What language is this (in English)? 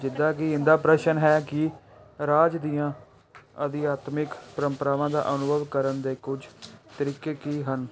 Punjabi